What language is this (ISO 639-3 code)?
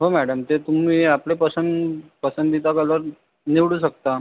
mar